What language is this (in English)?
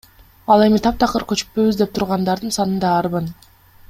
Kyrgyz